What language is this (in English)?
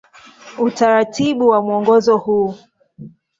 Swahili